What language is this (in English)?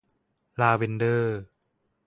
Thai